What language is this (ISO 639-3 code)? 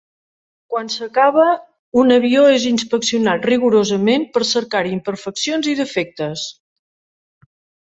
cat